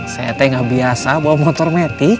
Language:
Indonesian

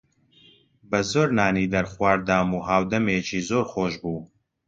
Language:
Central Kurdish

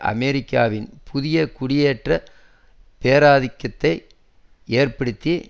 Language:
Tamil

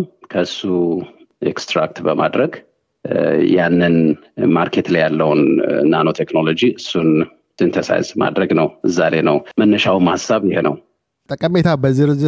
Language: Amharic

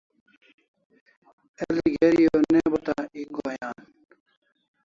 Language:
Kalasha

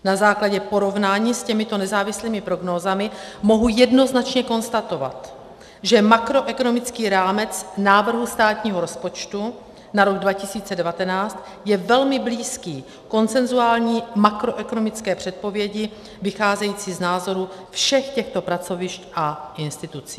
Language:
Czech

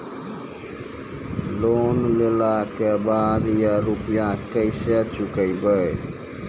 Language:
Maithili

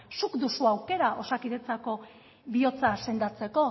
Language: Basque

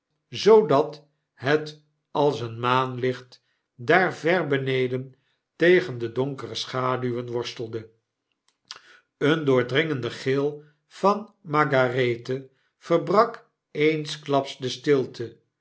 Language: Dutch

